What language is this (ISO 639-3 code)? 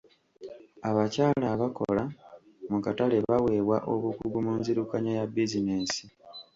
lug